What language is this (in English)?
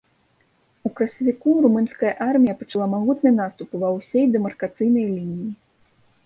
Belarusian